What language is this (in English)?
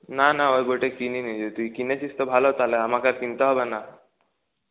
Bangla